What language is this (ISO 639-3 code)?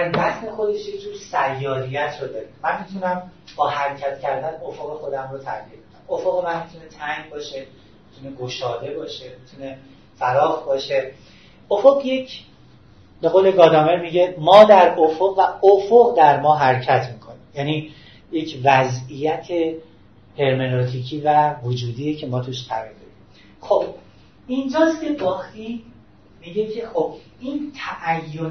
fas